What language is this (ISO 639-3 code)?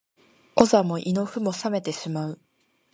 jpn